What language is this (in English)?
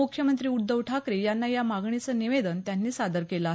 Marathi